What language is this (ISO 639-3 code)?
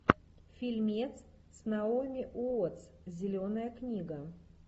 rus